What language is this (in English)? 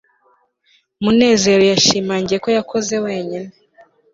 Kinyarwanda